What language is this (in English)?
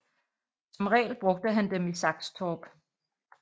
Danish